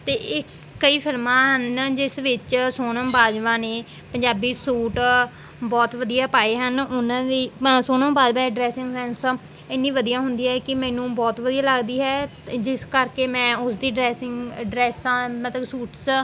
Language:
Punjabi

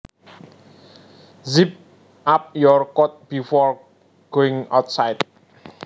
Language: Javanese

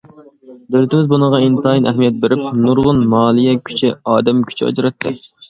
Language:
Uyghur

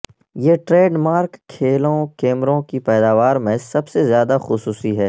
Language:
Urdu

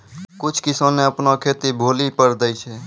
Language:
Maithili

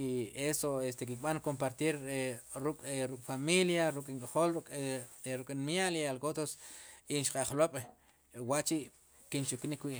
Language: Sipacapense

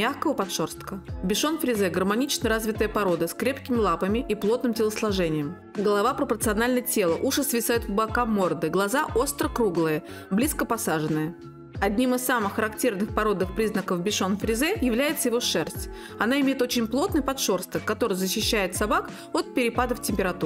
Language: Russian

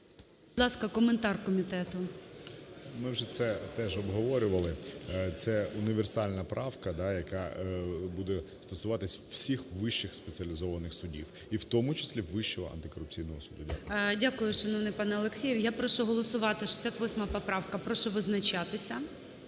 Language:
Ukrainian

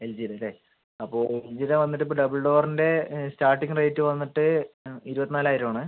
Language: Malayalam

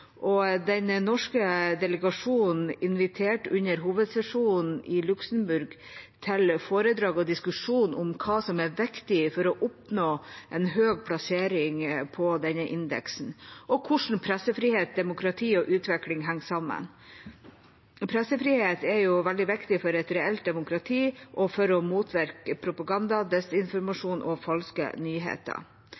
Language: Norwegian Bokmål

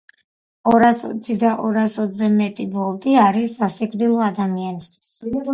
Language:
Georgian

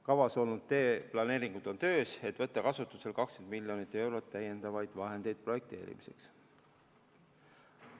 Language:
Estonian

